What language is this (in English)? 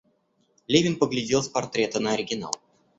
Russian